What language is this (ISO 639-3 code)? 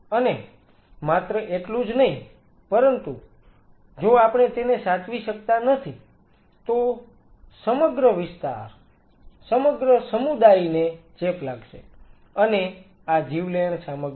guj